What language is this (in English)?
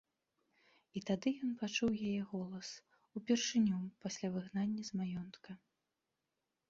Belarusian